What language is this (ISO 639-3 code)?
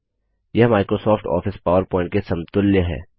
hin